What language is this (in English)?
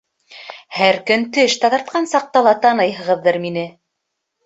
Bashkir